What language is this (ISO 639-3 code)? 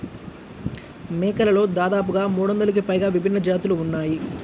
tel